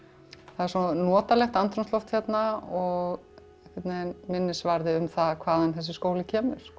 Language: Icelandic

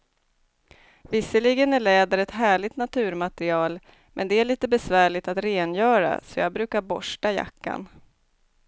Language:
Swedish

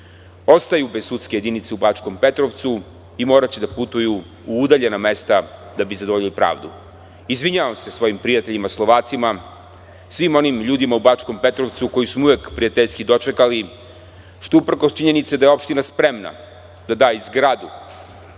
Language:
Serbian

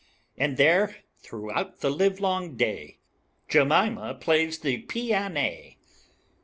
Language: English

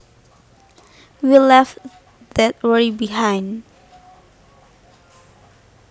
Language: Javanese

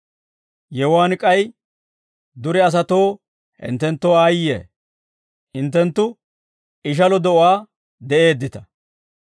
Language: Dawro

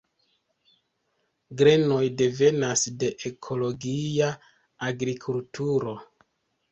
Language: Esperanto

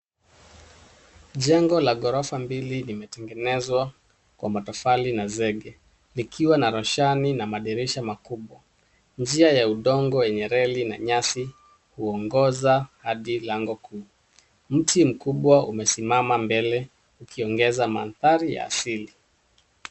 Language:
Swahili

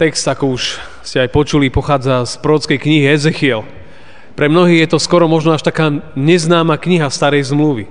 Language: Slovak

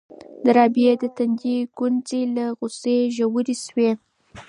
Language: Pashto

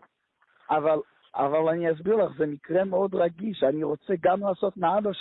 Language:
Hebrew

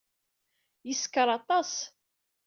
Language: Kabyle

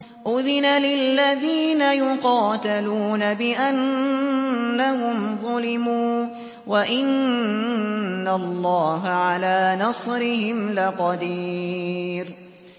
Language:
Arabic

